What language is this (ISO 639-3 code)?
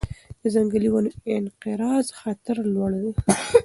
pus